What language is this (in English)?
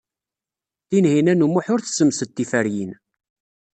Kabyle